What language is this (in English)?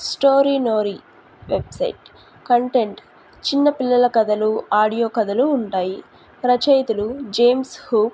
Telugu